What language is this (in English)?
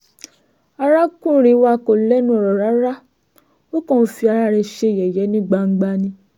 Yoruba